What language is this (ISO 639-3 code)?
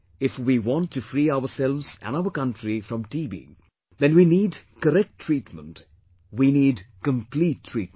eng